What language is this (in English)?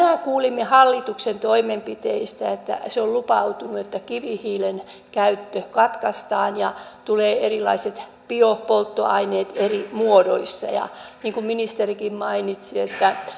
Finnish